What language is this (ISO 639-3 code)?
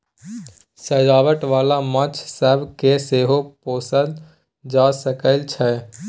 mai